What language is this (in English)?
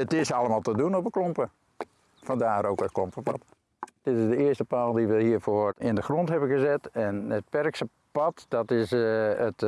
Dutch